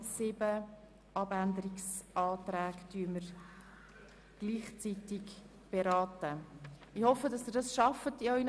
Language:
Swiss German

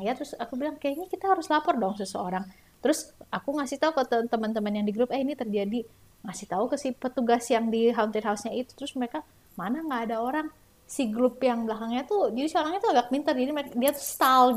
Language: Indonesian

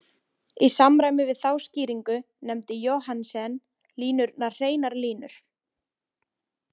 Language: Icelandic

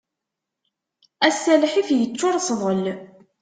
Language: Kabyle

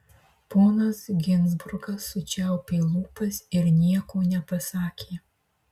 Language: Lithuanian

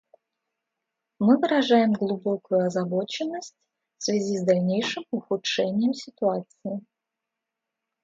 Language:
Russian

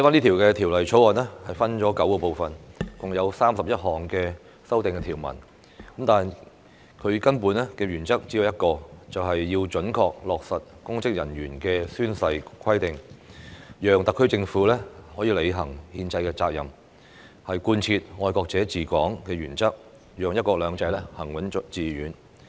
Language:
Cantonese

